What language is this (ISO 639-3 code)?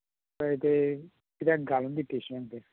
kok